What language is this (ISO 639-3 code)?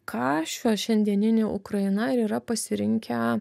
lit